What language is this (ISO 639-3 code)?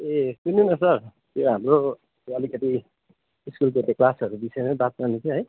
nep